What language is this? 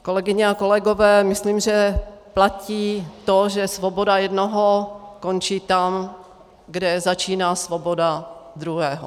Czech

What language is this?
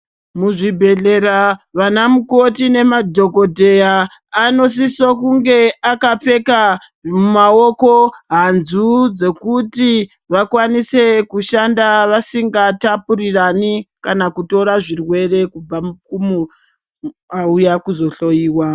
Ndau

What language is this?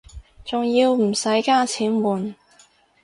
Cantonese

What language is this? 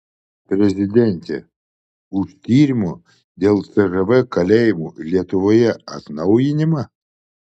Lithuanian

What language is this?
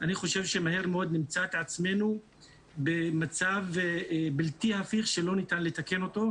Hebrew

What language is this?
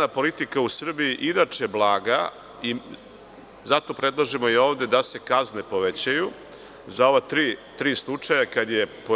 Serbian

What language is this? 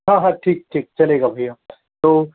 Hindi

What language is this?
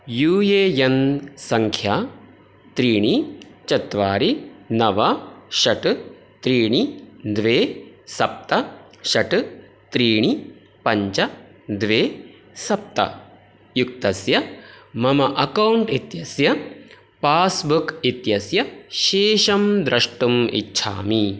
Sanskrit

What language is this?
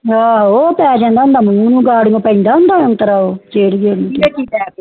Punjabi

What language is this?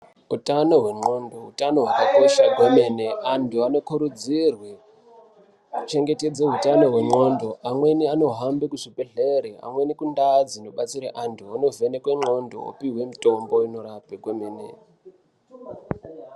Ndau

